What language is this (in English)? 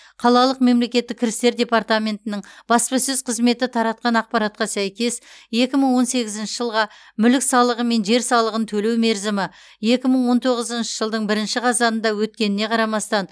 Kazakh